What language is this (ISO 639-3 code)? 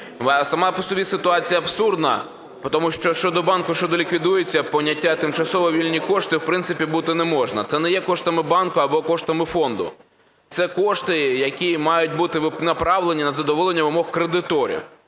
ukr